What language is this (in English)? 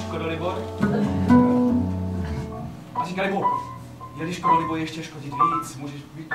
Czech